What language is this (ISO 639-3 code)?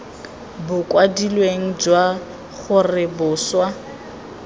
tsn